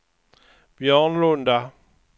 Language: Swedish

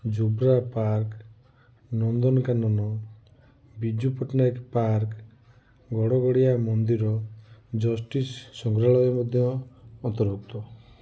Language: Odia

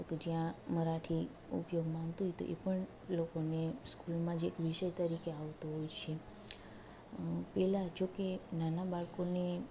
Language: Gujarati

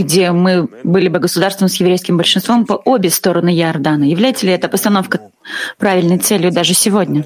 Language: Russian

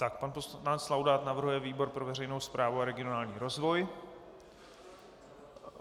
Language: Czech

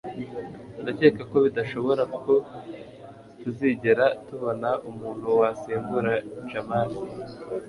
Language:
Kinyarwanda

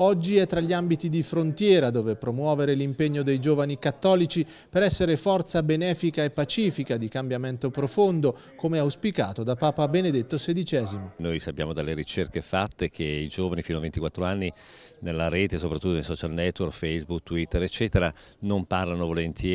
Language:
Italian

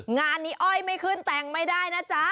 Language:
Thai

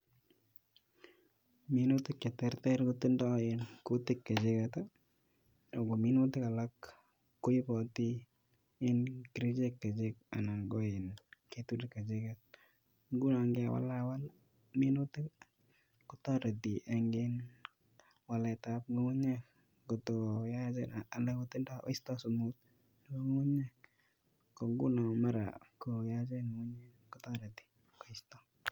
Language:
Kalenjin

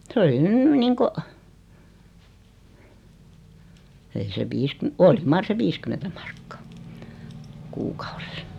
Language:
Finnish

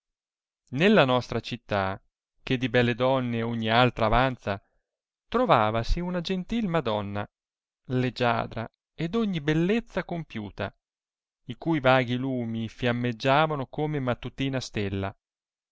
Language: Italian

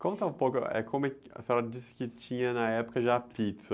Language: Portuguese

